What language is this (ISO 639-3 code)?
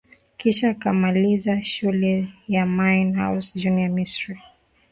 swa